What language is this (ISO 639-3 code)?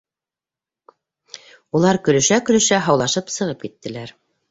bak